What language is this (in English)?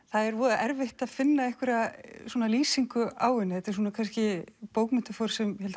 Icelandic